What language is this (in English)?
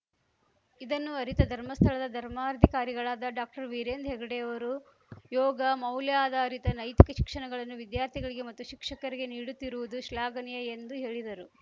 Kannada